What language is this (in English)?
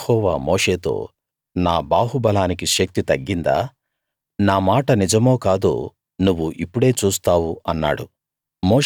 Telugu